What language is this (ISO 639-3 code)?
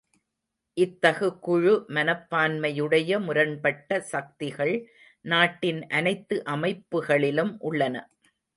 tam